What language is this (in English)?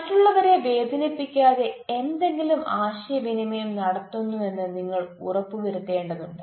Malayalam